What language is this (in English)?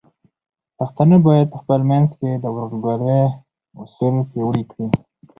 Pashto